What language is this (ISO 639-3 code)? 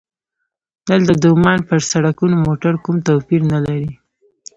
pus